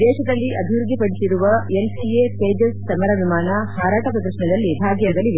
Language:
Kannada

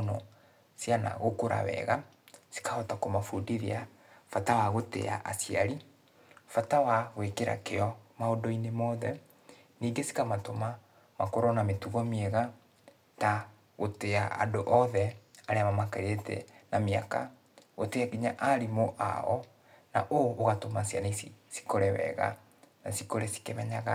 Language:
Kikuyu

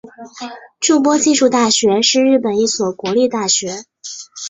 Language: Chinese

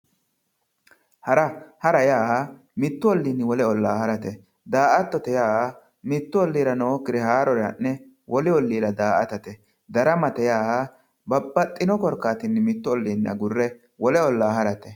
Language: Sidamo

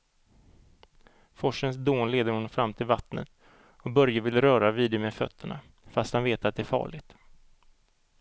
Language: Swedish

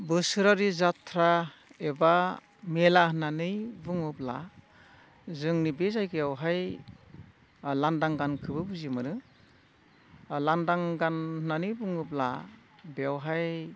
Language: Bodo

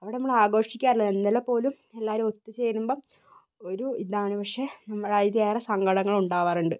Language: Malayalam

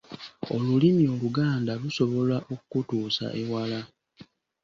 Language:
Ganda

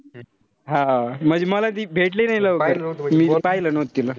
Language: Marathi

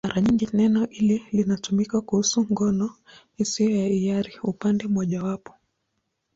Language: Swahili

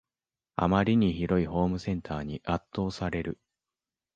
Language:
Japanese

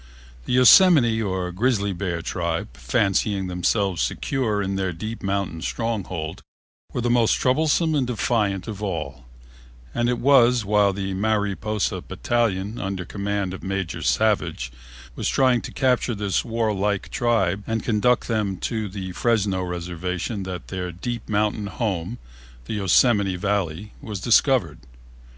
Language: English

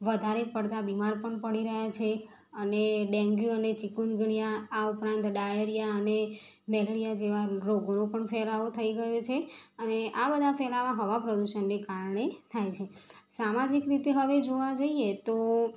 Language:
Gujarati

